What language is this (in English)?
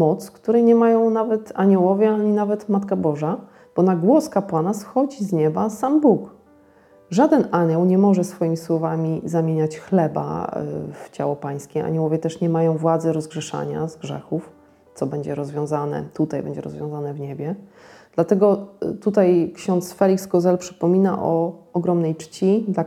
Polish